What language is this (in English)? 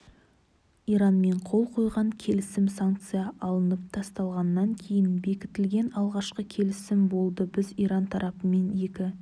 Kazakh